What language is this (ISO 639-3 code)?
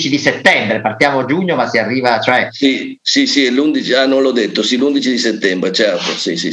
ita